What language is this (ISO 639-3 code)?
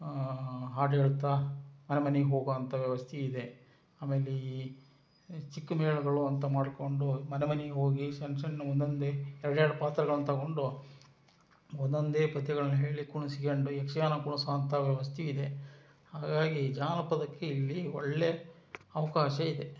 kan